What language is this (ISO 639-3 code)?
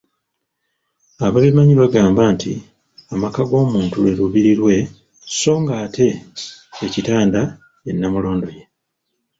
lug